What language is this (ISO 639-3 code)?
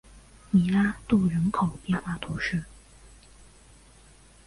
zho